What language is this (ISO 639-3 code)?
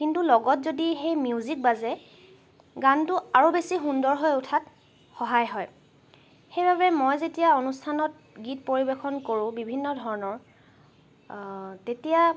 asm